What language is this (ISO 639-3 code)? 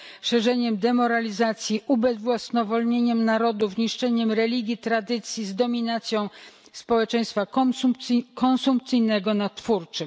pol